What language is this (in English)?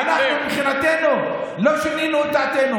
Hebrew